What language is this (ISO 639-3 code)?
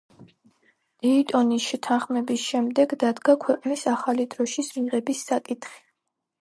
kat